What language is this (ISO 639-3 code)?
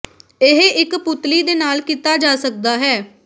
pan